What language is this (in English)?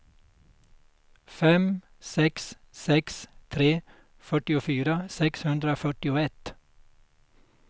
Swedish